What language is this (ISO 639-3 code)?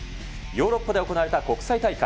jpn